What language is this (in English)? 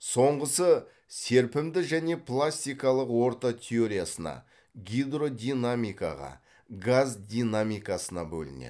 Kazakh